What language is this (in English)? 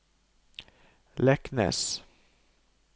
Norwegian